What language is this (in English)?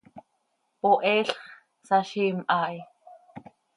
Seri